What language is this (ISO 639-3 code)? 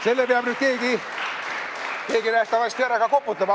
est